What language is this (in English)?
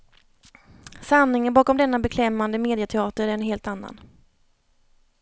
Swedish